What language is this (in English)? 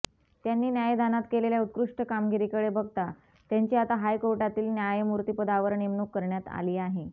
Marathi